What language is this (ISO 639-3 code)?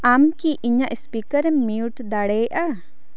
sat